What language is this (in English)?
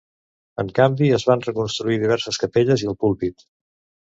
Catalan